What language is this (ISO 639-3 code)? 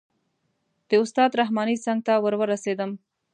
pus